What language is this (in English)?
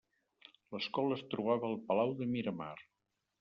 Catalan